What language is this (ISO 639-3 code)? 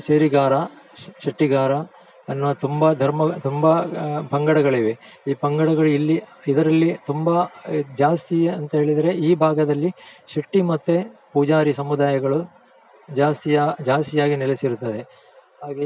kan